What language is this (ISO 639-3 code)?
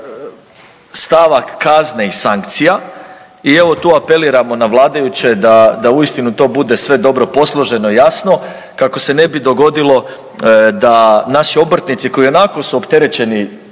hrv